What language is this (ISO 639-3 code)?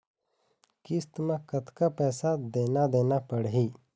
hne